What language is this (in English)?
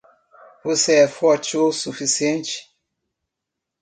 Portuguese